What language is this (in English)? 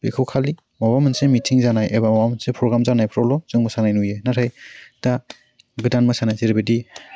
Bodo